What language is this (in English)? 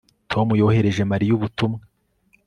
Kinyarwanda